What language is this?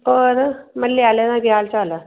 Dogri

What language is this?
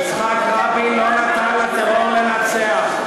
Hebrew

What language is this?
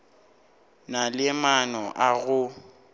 Northern Sotho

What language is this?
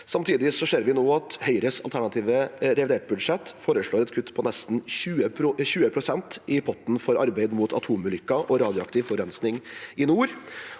Norwegian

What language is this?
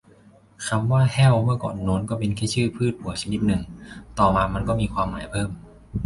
Thai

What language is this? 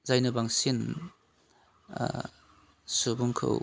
Bodo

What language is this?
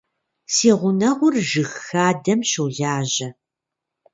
Kabardian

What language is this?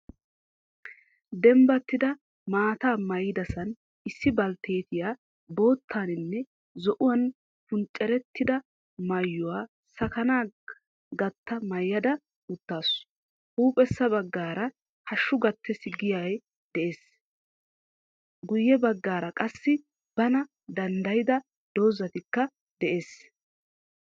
Wolaytta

